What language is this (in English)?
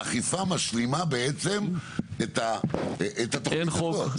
Hebrew